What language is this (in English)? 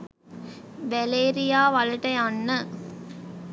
Sinhala